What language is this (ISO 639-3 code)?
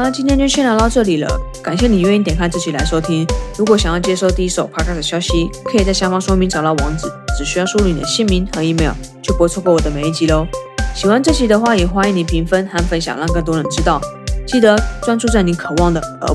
zho